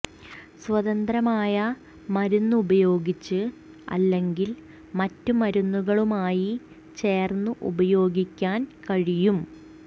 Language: Malayalam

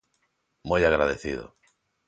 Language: Galician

